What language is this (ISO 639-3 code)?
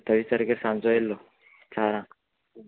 kok